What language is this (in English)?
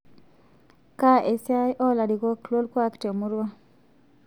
Masai